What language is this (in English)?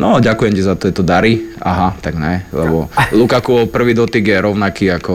Slovak